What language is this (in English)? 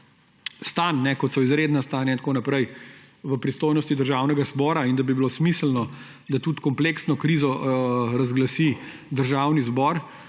Slovenian